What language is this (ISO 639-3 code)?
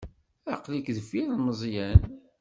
kab